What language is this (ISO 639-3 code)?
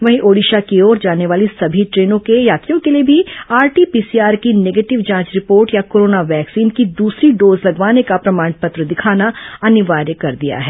hin